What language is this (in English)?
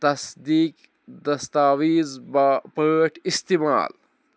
Kashmiri